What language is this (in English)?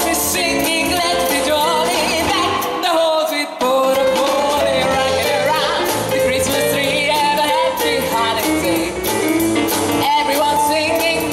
Hungarian